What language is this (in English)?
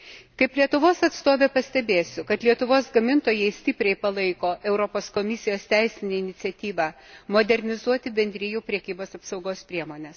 Lithuanian